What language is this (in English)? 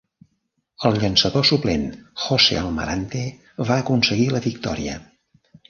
Catalan